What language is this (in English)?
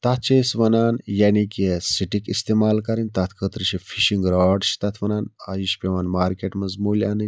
Kashmiri